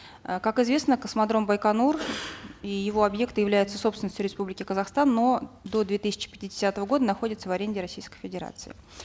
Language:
Kazakh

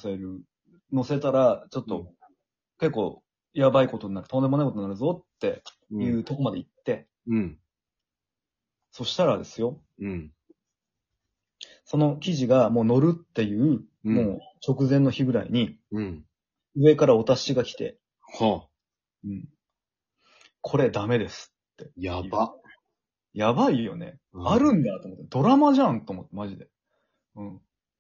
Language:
Japanese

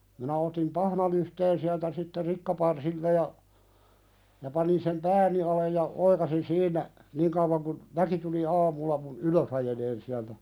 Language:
Finnish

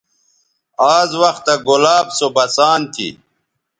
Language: Bateri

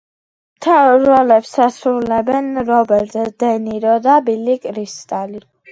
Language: Georgian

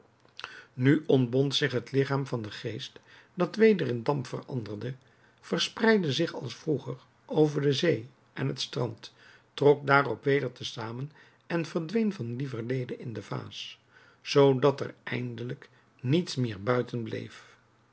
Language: Dutch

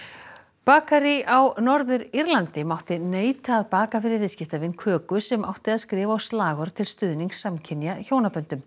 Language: Icelandic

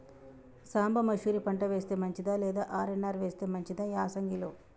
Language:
Telugu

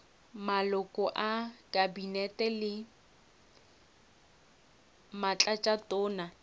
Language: Northern Sotho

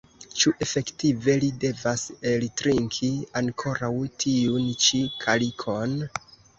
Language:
Esperanto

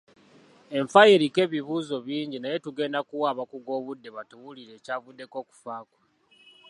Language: Ganda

